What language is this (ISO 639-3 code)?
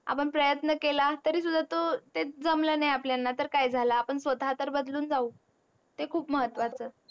mar